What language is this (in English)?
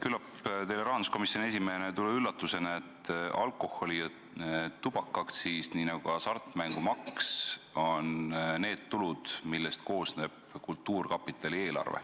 Estonian